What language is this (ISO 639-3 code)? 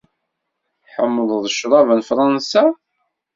kab